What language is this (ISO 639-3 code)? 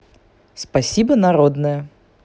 rus